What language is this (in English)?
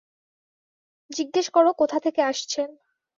Bangla